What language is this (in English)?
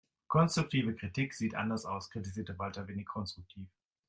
German